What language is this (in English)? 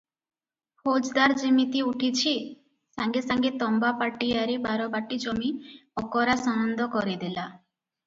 Odia